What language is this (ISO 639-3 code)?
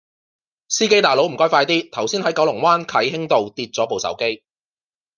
yue